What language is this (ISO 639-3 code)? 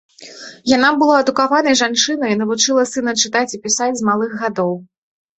bel